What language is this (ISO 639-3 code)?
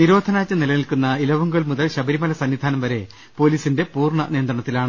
mal